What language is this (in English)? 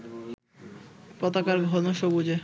Bangla